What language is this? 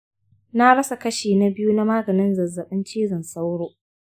Hausa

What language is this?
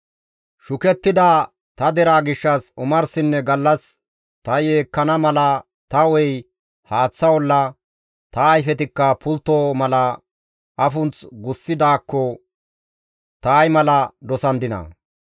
Gamo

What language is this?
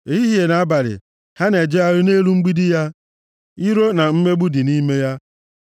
Igbo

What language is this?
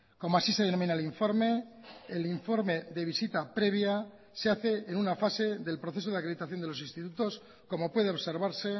Spanish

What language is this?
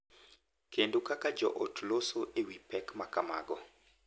Luo (Kenya and Tanzania)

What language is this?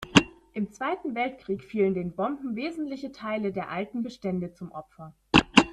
German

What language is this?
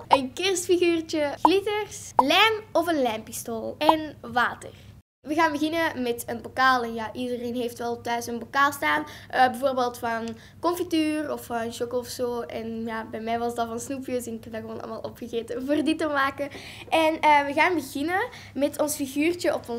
Dutch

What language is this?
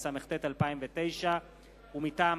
Hebrew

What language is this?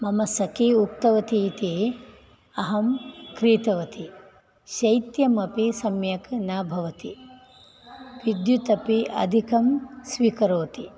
Sanskrit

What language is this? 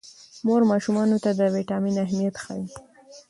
Pashto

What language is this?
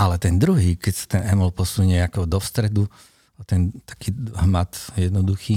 Slovak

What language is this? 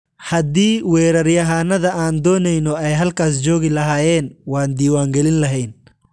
Somali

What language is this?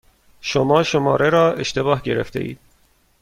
Persian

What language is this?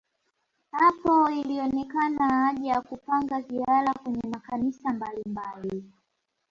Swahili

